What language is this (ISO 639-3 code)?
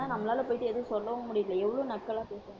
tam